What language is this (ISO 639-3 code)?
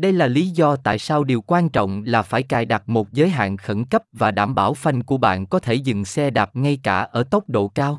vie